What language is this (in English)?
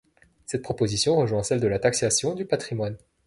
French